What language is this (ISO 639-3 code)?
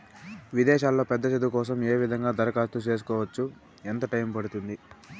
tel